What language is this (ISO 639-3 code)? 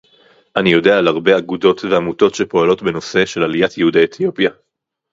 heb